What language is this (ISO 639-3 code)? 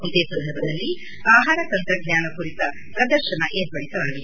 kan